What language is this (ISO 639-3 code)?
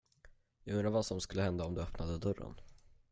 swe